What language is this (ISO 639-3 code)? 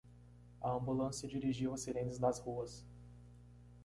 por